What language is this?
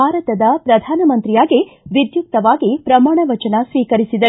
Kannada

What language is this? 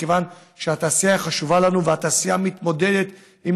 Hebrew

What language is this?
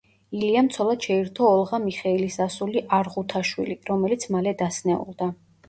Georgian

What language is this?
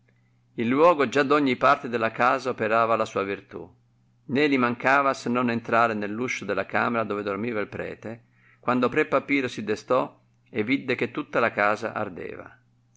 Italian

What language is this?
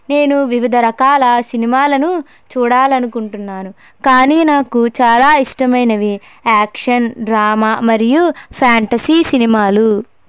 Telugu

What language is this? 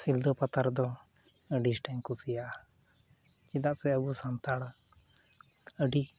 Santali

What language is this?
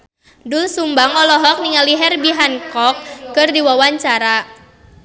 Sundanese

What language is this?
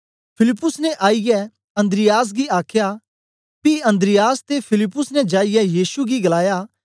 Dogri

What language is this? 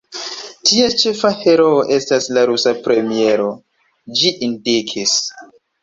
Esperanto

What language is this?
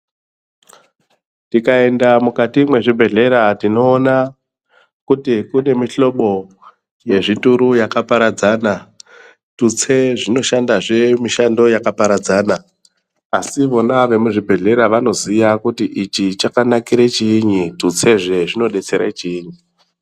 Ndau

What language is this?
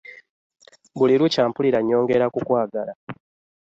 Ganda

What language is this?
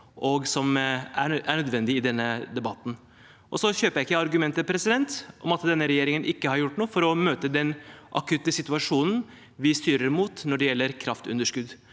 Norwegian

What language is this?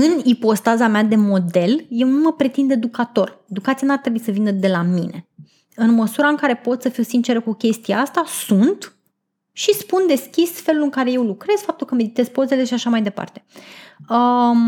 Romanian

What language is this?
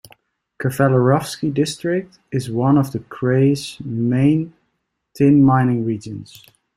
English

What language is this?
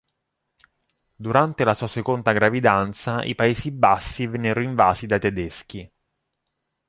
Italian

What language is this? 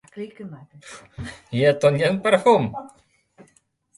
Slovenian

